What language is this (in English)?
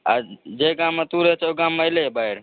Maithili